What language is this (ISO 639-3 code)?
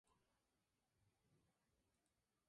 spa